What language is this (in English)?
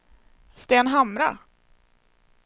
Swedish